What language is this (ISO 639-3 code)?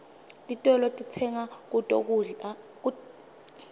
ssw